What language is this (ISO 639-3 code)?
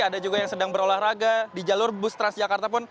ind